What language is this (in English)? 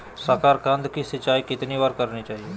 Magahi